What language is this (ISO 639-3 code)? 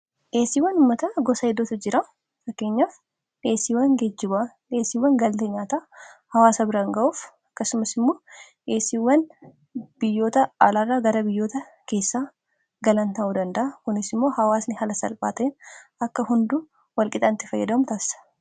orm